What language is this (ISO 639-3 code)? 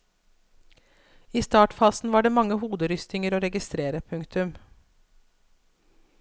nor